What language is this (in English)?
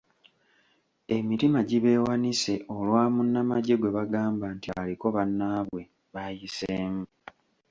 Ganda